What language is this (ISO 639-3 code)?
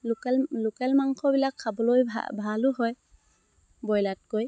asm